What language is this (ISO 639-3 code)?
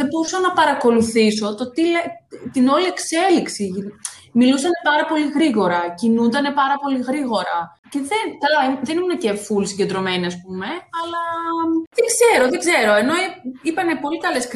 ell